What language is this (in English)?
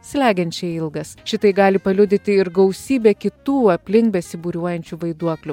Lithuanian